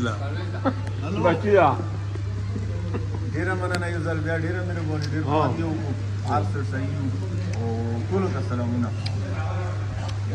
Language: Arabic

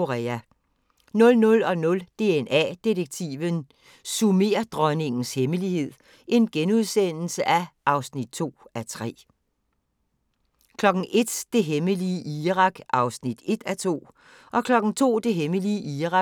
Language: Danish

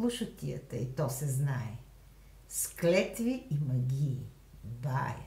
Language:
Bulgarian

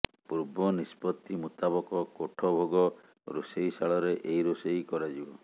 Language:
Odia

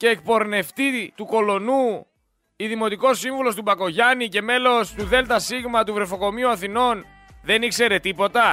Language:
Greek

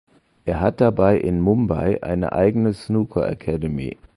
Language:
German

